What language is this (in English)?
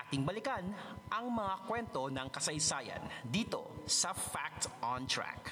Filipino